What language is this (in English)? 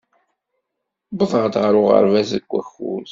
Kabyle